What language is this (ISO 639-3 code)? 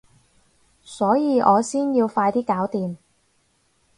yue